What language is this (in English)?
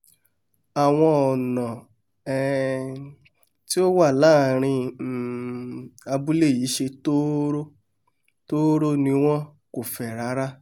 Yoruba